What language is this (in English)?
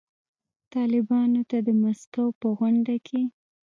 Pashto